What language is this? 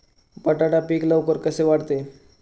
Marathi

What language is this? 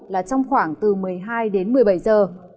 Vietnamese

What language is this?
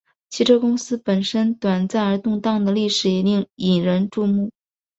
Chinese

